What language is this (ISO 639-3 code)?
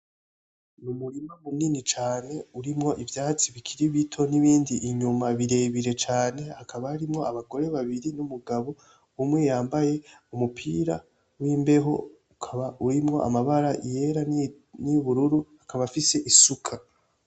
run